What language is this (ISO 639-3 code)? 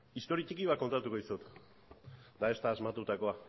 eus